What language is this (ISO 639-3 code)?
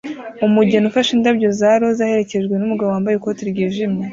kin